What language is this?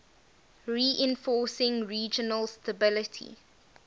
English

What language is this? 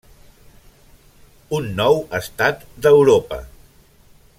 Catalan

